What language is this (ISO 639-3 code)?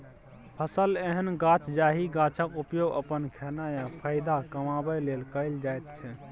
mai